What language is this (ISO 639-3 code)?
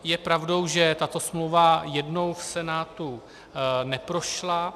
ces